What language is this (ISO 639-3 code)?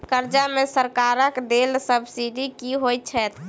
mai